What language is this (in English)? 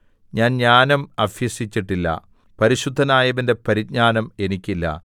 Malayalam